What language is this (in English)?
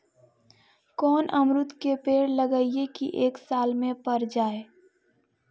Magahi